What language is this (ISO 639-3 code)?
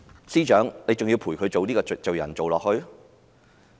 yue